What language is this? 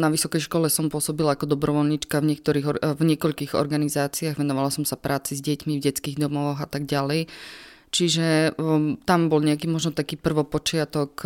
Slovak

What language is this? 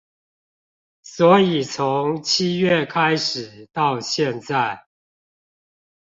Chinese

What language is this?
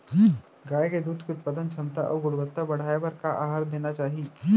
Chhattisgarhi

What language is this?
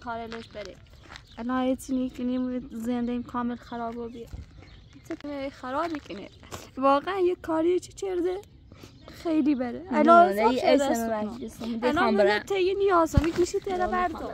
Persian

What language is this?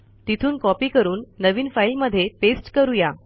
Marathi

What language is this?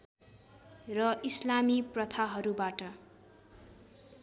Nepali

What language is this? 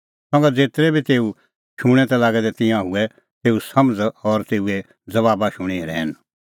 Kullu Pahari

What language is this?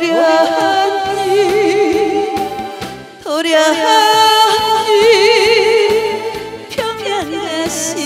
Romanian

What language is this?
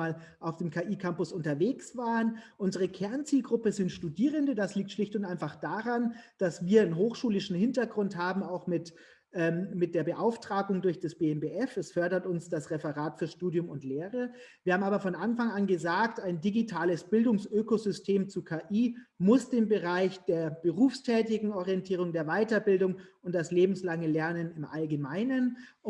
German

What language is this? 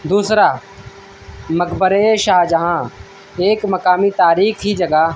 Urdu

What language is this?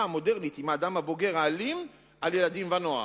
Hebrew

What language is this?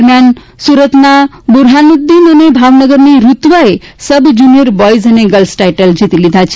Gujarati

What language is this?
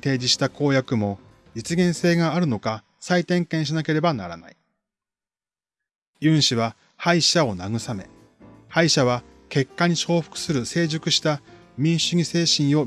Japanese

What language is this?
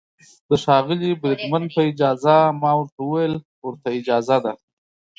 Pashto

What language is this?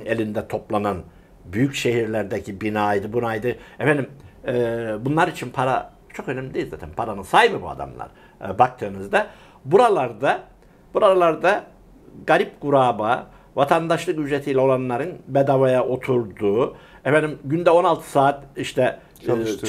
Turkish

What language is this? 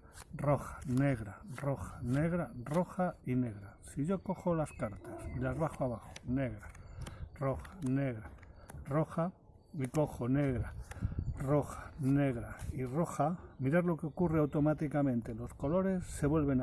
Spanish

